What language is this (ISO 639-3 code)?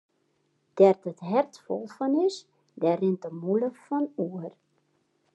fry